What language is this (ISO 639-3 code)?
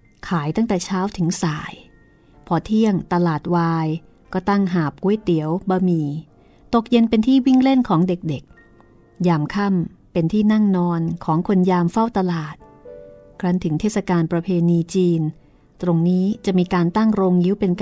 tha